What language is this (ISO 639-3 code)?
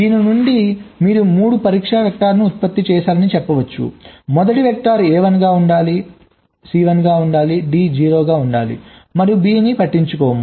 tel